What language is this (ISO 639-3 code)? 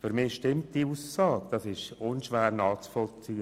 gsw